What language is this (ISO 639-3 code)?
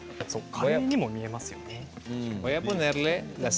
jpn